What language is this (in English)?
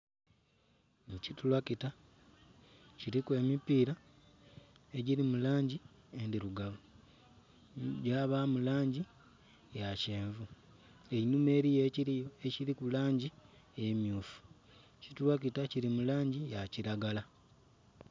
Soga